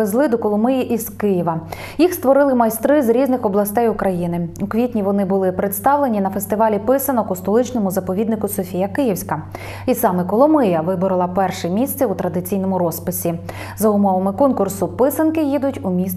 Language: Ukrainian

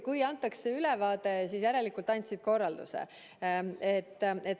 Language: Estonian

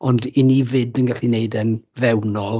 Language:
Welsh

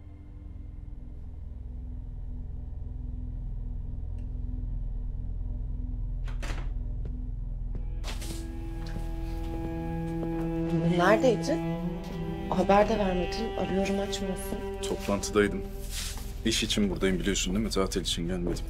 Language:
Turkish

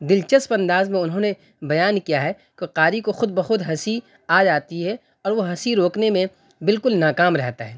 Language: Urdu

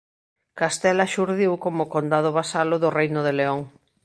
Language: Galician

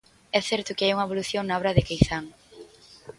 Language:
Galician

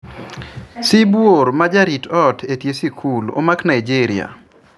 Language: Luo (Kenya and Tanzania)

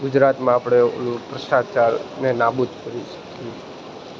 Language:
Gujarati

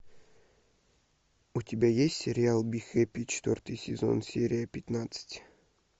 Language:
Russian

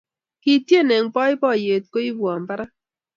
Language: Kalenjin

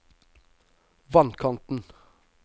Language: Norwegian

